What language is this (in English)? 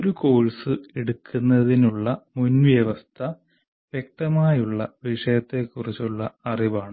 Malayalam